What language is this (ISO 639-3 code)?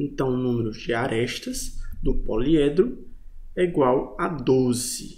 por